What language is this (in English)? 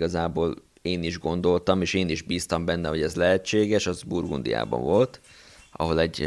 Hungarian